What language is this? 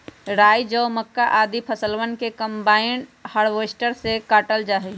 Magahi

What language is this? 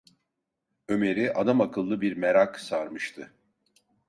Turkish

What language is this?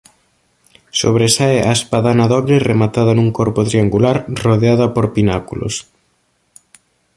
Galician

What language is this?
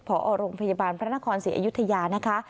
Thai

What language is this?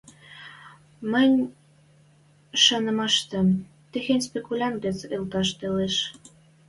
Western Mari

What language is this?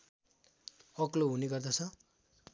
Nepali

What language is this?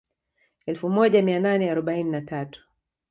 Swahili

